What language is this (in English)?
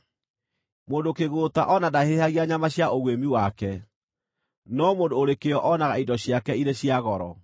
Kikuyu